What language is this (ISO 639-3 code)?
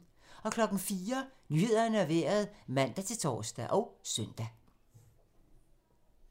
dan